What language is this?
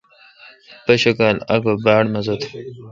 Kalkoti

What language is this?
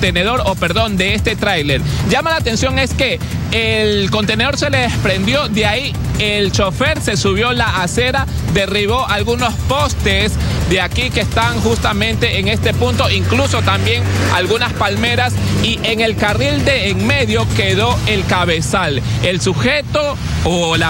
Spanish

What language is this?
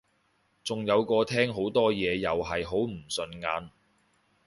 Cantonese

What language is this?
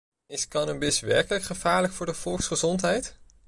Dutch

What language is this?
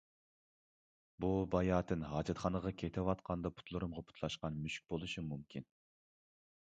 Uyghur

